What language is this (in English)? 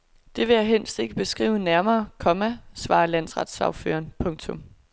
Danish